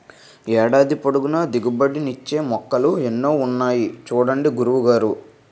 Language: Telugu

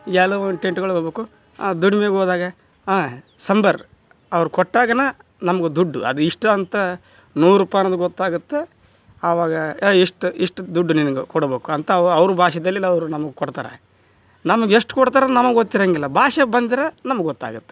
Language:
Kannada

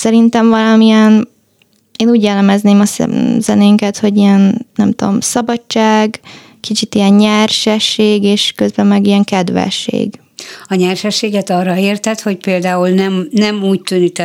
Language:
Hungarian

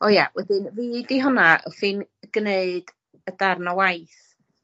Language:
Welsh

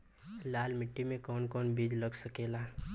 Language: Bhojpuri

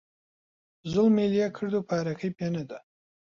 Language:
Central Kurdish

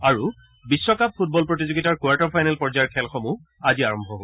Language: Assamese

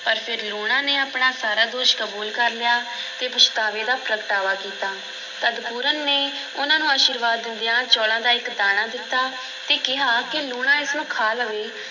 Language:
Punjabi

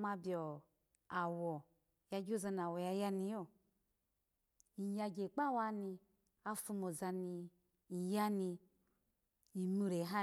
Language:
Alago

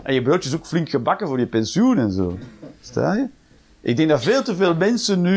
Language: Dutch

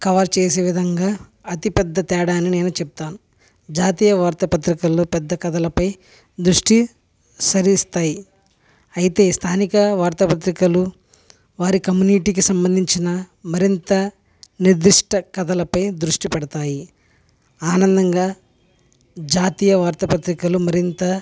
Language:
Telugu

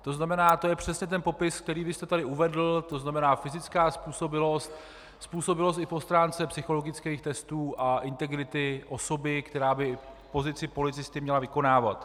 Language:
Czech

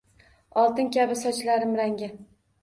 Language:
Uzbek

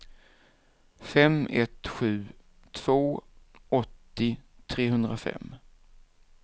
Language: Swedish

